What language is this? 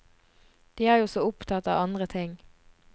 Norwegian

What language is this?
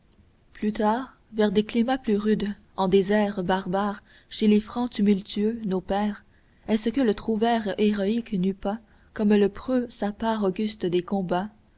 French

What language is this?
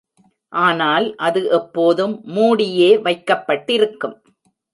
Tamil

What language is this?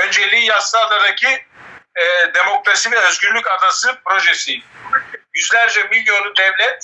Turkish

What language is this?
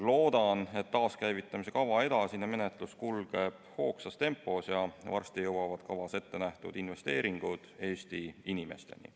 Estonian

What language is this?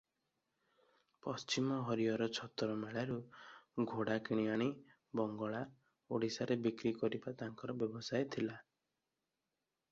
Odia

